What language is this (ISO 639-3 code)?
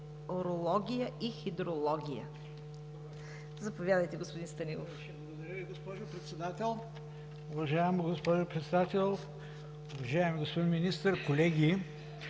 bul